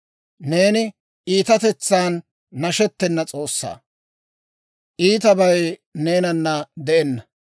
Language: Dawro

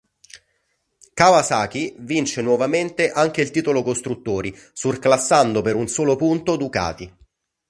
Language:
Italian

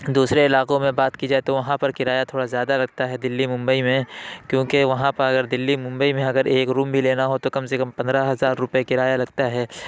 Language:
Urdu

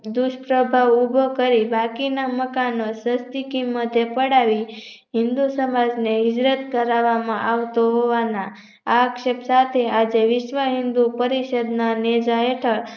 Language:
Gujarati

